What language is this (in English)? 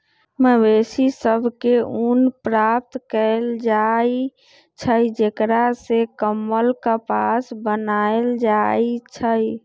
Magahi